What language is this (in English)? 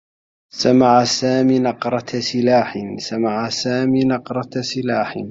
Arabic